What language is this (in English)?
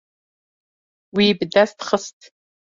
Kurdish